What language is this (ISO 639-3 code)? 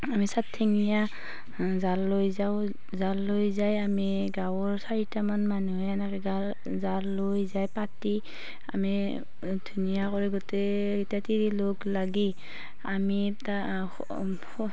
asm